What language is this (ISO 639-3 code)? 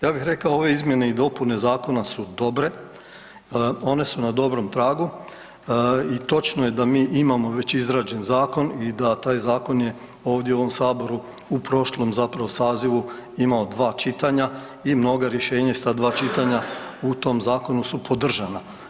hrv